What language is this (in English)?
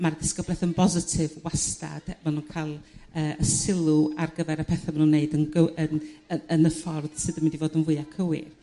Welsh